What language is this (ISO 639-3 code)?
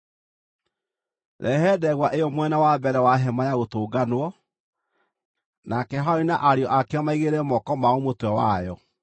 kik